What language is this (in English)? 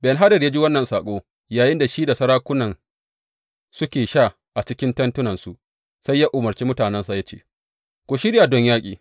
Hausa